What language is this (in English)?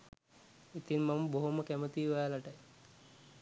Sinhala